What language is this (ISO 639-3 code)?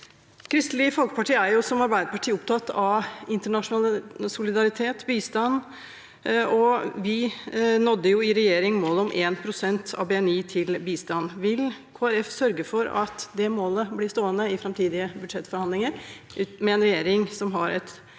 nor